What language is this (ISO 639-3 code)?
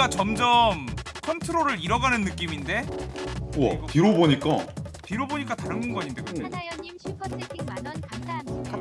kor